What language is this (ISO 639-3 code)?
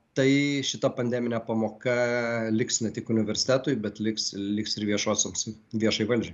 lit